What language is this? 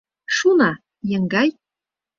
Mari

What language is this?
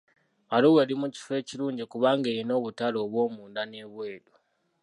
Ganda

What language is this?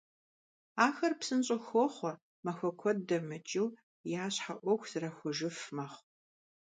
Kabardian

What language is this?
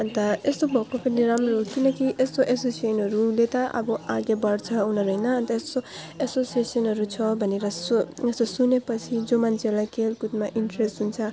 Nepali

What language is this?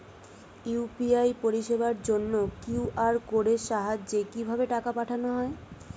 Bangla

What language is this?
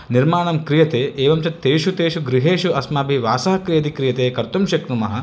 Sanskrit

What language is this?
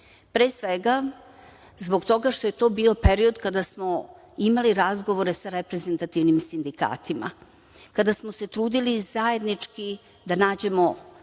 Serbian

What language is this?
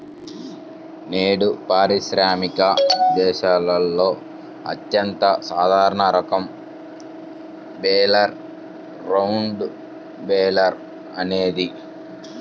Telugu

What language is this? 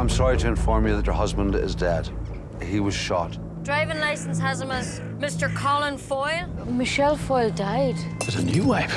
English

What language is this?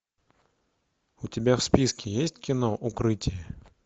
Russian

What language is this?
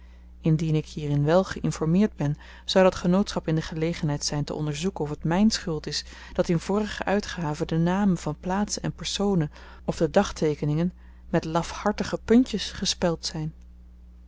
Dutch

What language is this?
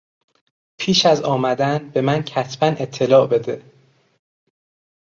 Persian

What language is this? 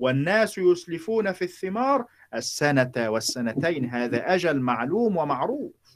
Arabic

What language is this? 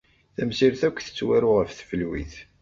Kabyle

